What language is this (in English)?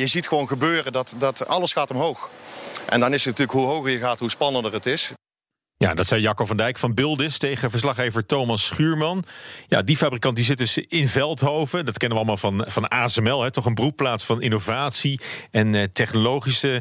Dutch